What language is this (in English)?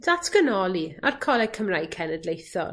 Welsh